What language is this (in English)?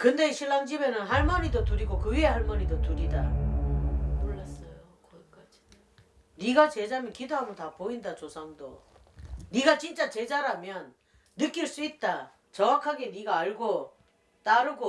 Korean